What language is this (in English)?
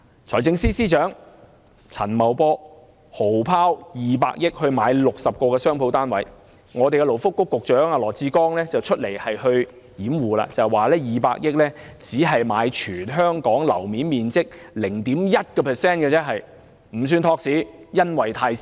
Cantonese